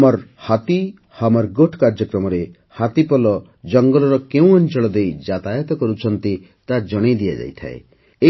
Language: Odia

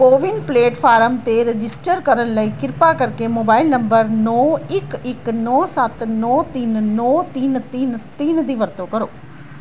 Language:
Punjabi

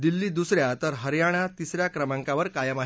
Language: Marathi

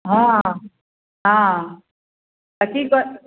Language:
Maithili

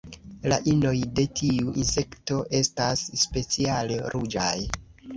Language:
Esperanto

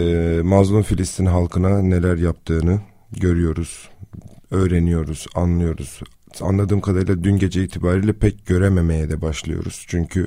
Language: Turkish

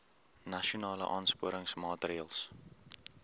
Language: Afrikaans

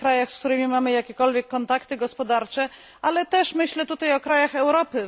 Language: Polish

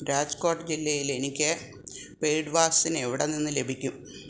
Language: Malayalam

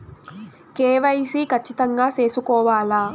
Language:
Telugu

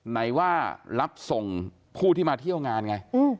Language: Thai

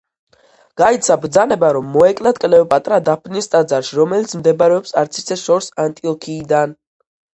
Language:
Georgian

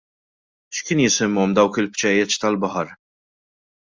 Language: Maltese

